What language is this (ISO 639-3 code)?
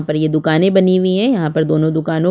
hin